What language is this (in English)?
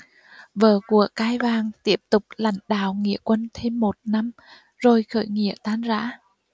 Vietnamese